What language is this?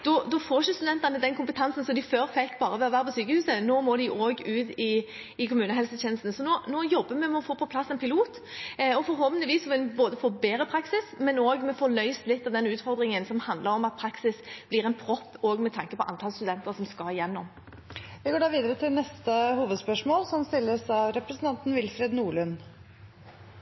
Norwegian Bokmål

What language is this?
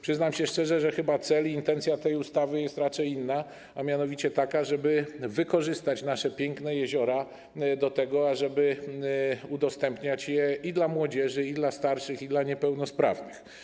Polish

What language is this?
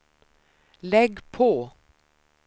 Swedish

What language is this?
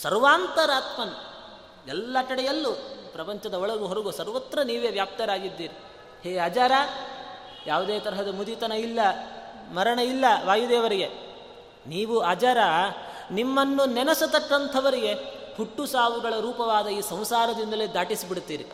Kannada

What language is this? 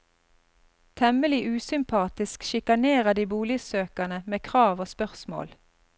Norwegian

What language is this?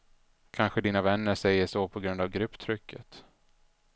Swedish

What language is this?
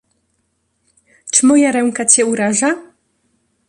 Polish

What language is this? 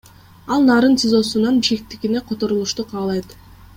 Kyrgyz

